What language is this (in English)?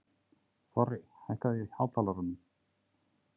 Icelandic